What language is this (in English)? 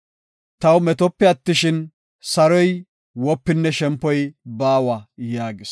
Gofa